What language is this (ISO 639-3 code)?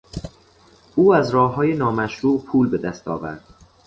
fas